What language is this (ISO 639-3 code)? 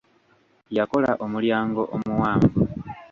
lug